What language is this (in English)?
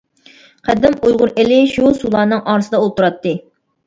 Uyghur